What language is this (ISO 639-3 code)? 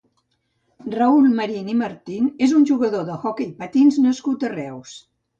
cat